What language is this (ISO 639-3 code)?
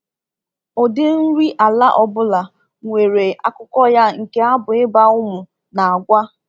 ibo